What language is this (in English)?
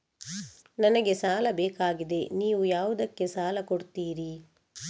Kannada